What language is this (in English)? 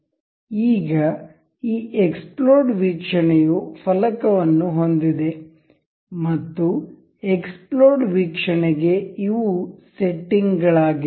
Kannada